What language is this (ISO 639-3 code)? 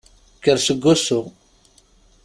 kab